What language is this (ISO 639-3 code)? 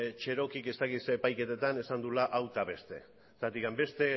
eus